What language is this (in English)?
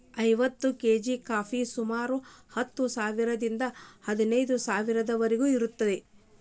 Kannada